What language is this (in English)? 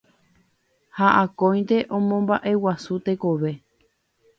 Guarani